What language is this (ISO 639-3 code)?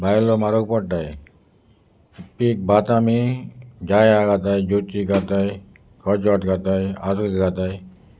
kok